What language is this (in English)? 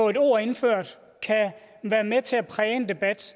Danish